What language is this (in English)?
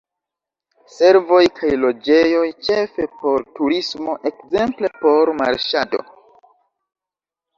Esperanto